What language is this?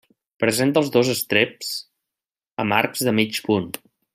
Catalan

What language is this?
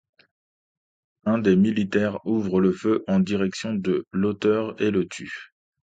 French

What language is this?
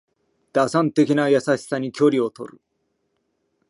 Japanese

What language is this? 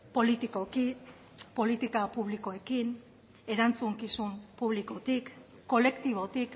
Basque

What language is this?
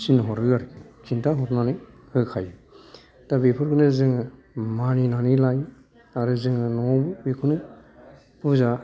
Bodo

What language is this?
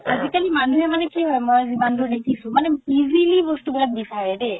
Assamese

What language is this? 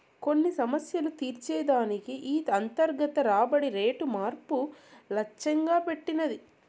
Telugu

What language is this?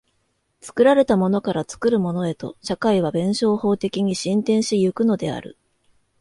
Japanese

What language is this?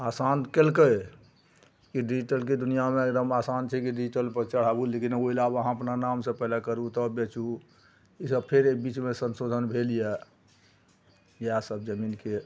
Maithili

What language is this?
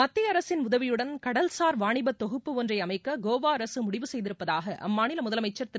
Tamil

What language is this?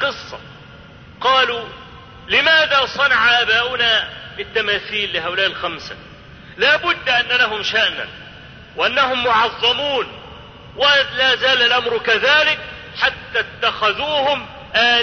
Arabic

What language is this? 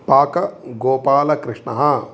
Sanskrit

